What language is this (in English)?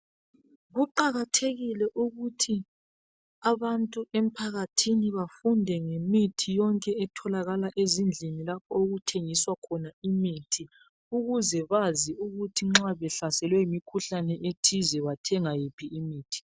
North Ndebele